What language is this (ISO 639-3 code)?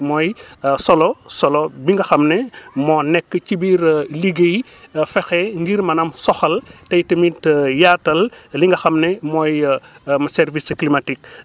wol